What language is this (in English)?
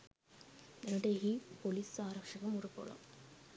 Sinhala